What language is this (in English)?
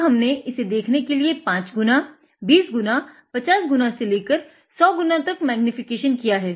Hindi